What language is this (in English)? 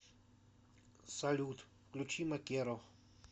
Russian